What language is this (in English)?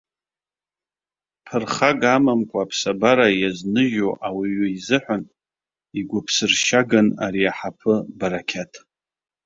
Abkhazian